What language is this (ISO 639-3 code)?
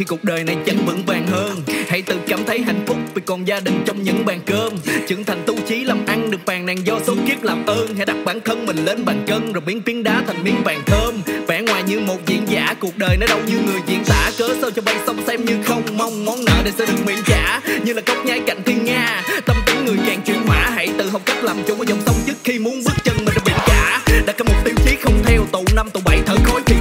vie